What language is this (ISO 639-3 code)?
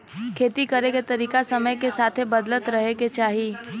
bho